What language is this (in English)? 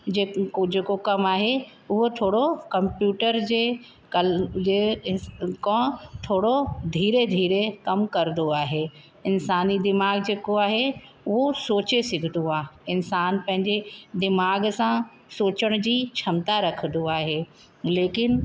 Sindhi